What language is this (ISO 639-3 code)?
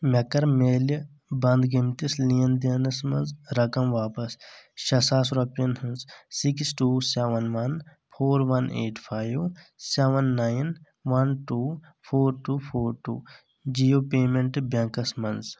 kas